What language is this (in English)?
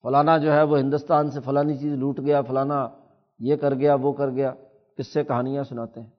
Urdu